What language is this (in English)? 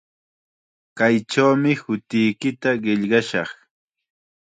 Chiquián Ancash Quechua